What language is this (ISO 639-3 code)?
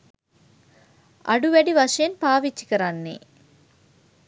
sin